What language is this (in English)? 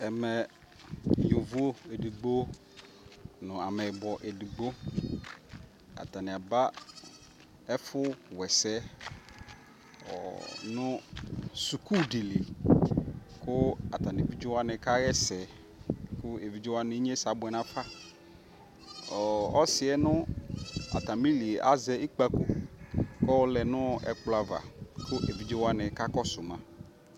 Ikposo